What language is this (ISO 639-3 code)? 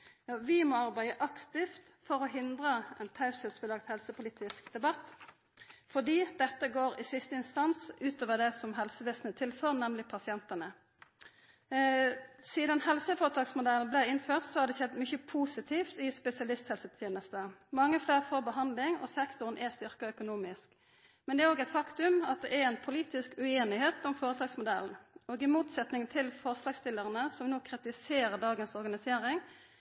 nno